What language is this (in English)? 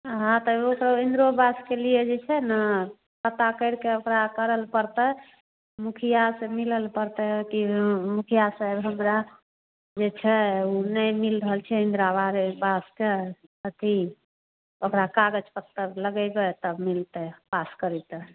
Hindi